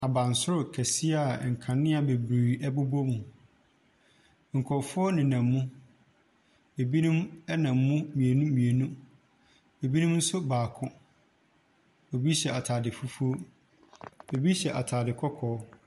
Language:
Akan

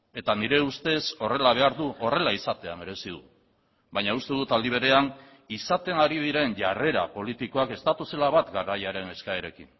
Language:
Basque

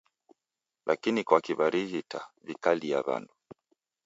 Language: Taita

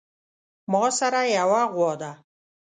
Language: Pashto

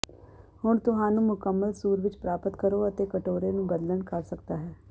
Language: Punjabi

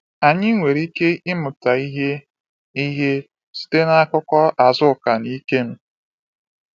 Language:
Igbo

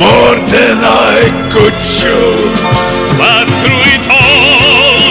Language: English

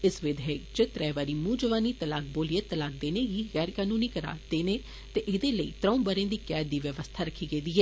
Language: Dogri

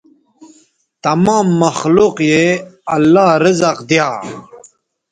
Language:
Bateri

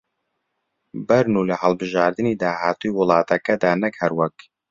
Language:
Central Kurdish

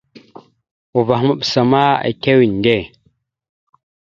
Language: Mada (Cameroon)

